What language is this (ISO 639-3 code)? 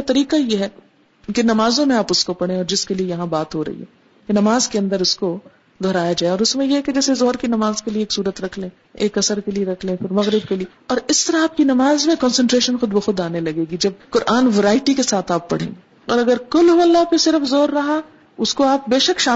urd